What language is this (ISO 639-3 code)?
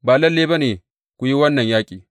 hau